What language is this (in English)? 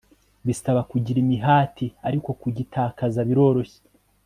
Kinyarwanda